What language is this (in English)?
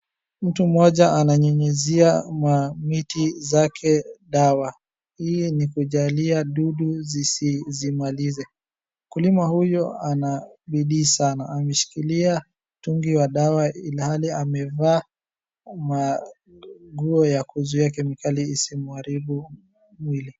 Swahili